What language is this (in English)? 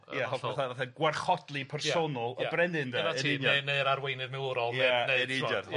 Welsh